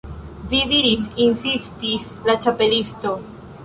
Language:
Esperanto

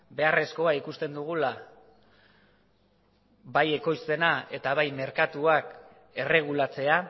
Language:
Basque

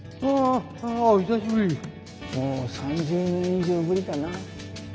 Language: Japanese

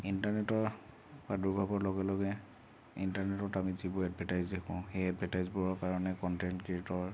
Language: Assamese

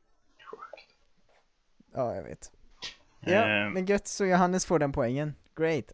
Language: Swedish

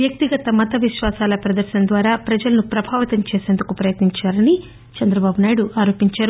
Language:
Telugu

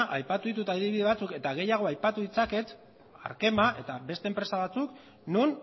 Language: Basque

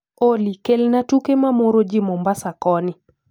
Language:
Luo (Kenya and Tanzania)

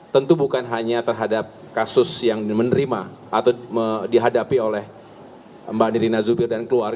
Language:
Indonesian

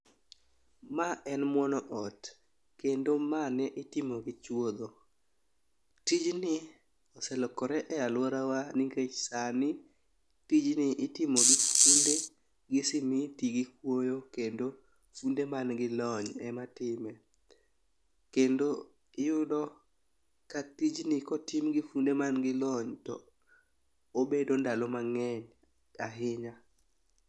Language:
Luo (Kenya and Tanzania)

